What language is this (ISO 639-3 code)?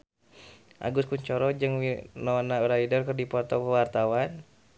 sun